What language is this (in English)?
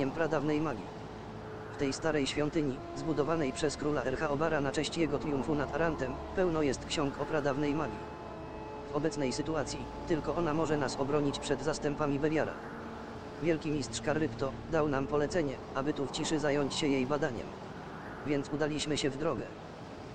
Polish